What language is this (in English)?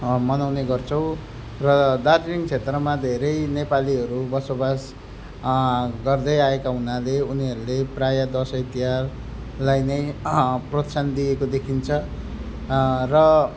Nepali